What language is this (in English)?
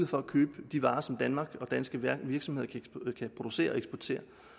Danish